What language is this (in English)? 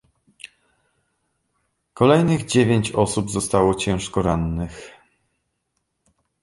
Polish